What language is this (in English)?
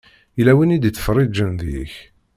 Kabyle